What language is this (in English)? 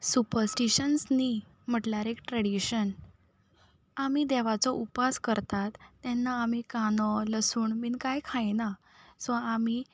Konkani